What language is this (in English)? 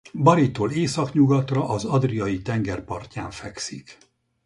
Hungarian